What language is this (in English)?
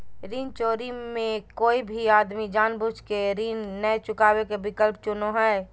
Magahi